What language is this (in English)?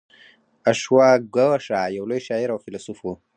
Pashto